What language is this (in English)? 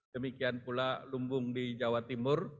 Indonesian